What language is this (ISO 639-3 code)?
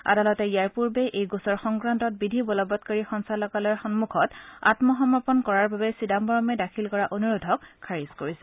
asm